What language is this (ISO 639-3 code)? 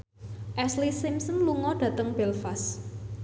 jav